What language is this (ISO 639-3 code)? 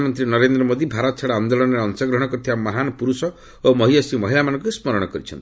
ori